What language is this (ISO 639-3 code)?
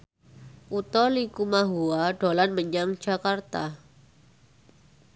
jav